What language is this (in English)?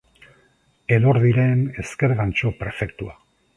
Basque